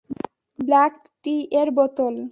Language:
Bangla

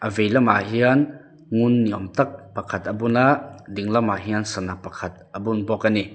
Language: Mizo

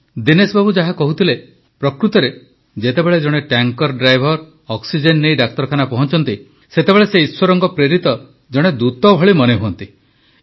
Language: Odia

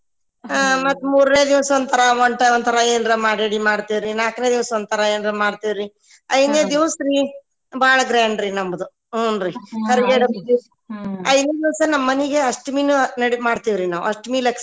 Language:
Kannada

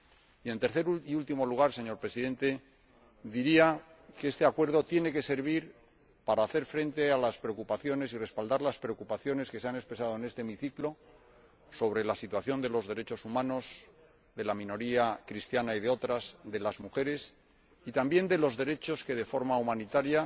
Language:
Spanish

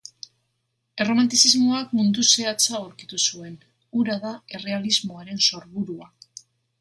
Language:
Basque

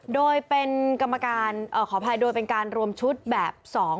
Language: Thai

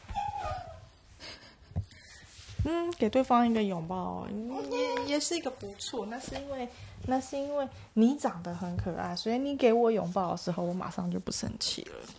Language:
Chinese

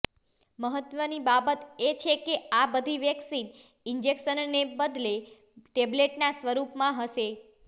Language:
Gujarati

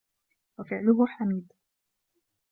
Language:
Arabic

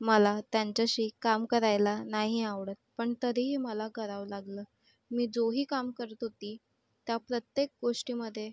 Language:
Marathi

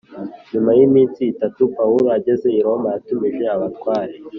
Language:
Kinyarwanda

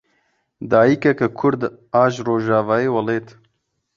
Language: Kurdish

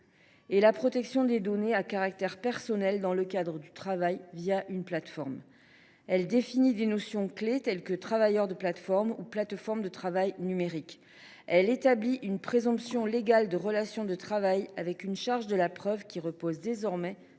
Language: French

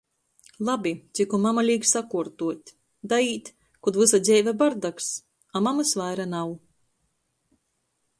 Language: Latgalian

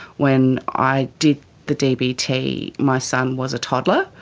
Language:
English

